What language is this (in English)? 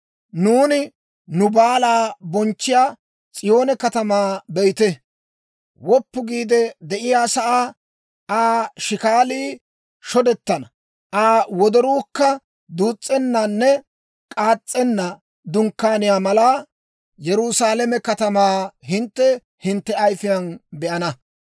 Dawro